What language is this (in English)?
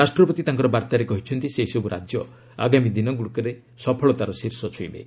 Odia